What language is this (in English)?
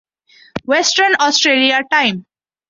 Urdu